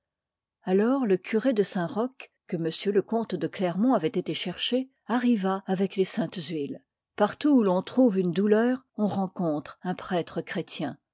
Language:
French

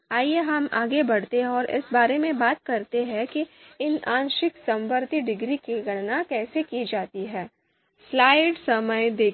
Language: Hindi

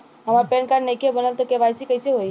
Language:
Bhojpuri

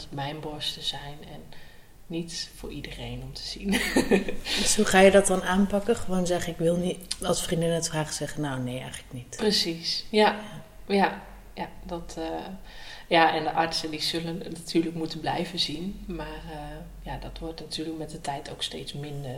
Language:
Dutch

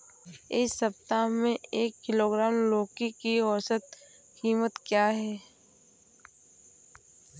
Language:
Hindi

